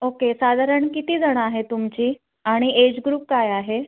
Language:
Marathi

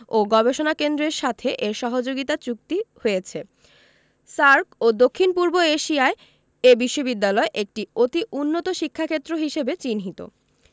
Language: Bangla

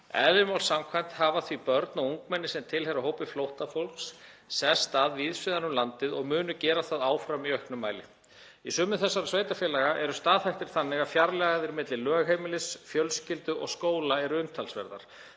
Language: Icelandic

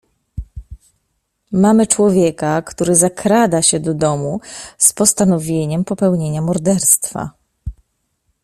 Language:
Polish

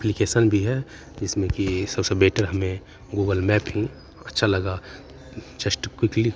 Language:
Hindi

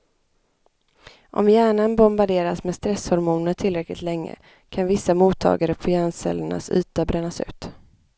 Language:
Swedish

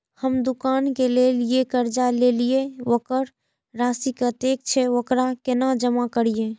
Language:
Maithili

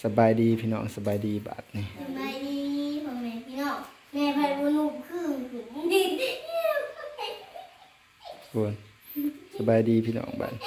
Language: Thai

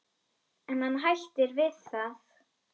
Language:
Icelandic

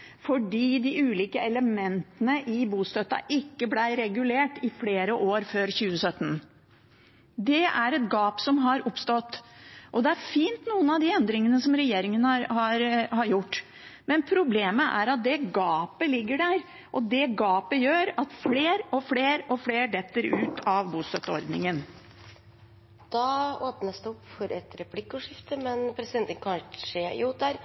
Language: Norwegian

